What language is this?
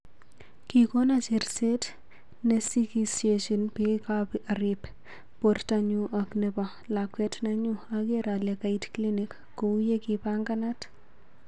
Kalenjin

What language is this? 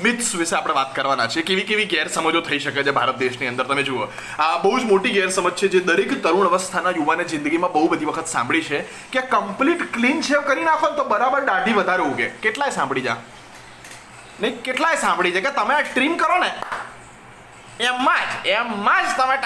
Gujarati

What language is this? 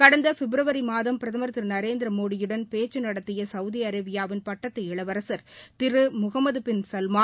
Tamil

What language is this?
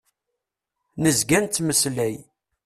Kabyle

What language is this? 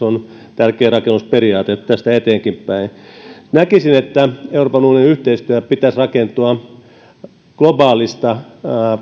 Finnish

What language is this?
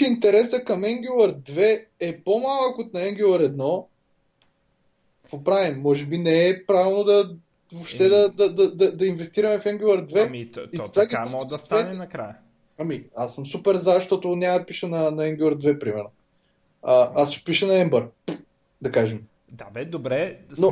Bulgarian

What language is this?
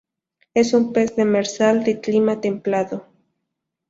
Spanish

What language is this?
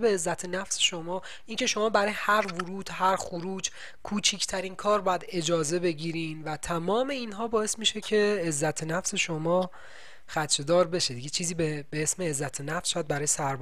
Persian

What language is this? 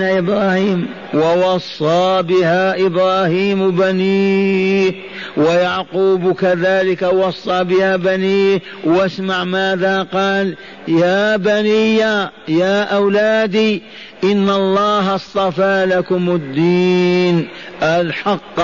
Arabic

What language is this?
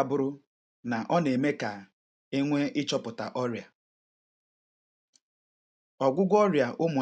Igbo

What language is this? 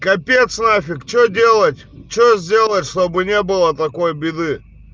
Russian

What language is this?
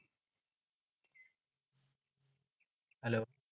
Malayalam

